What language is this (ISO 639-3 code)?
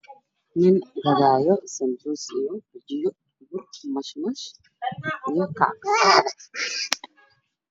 som